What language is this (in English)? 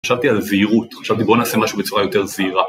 Hebrew